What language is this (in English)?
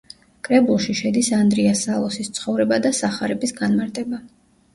Georgian